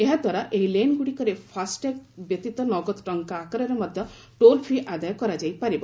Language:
Odia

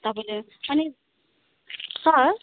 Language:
Nepali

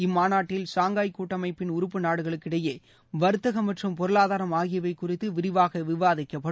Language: Tamil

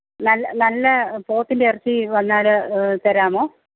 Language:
Malayalam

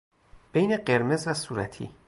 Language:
Persian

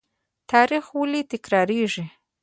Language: Pashto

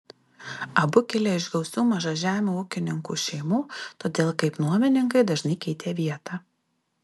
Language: Lithuanian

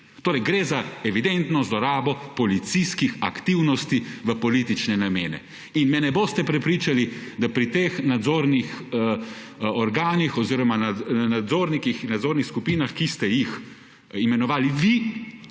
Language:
Slovenian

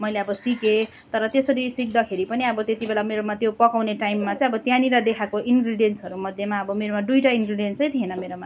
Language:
Nepali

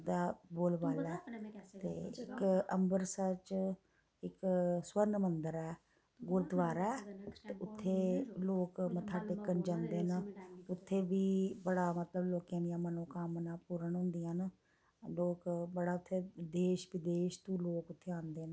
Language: Dogri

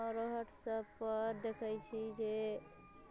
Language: Maithili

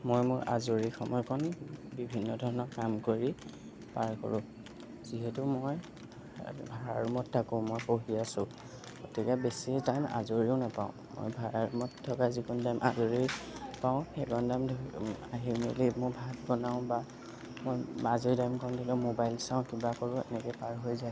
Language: Assamese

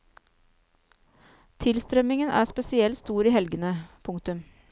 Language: Norwegian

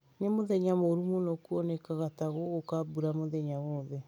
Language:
Kikuyu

